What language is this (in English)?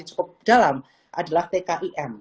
Indonesian